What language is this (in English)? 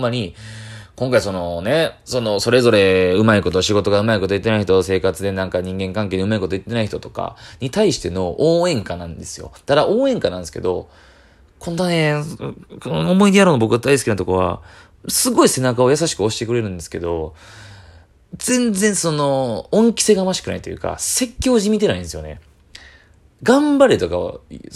Japanese